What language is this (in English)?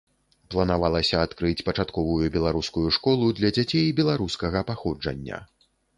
Belarusian